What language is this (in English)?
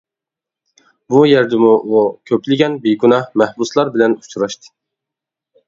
Uyghur